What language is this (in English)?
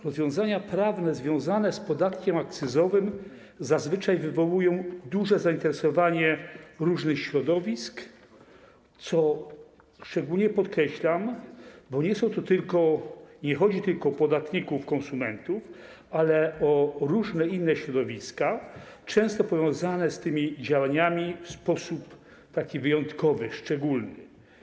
Polish